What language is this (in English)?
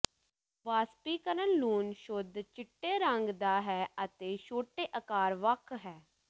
Punjabi